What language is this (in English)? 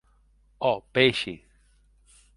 Occitan